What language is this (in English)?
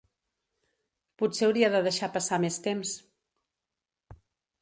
Catalan